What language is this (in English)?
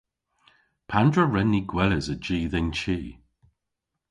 Cornish